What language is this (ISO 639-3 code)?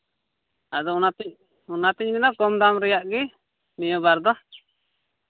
sat